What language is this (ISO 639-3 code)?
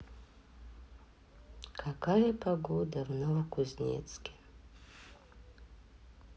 rus